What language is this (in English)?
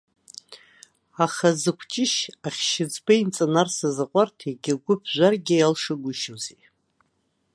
Abkhazian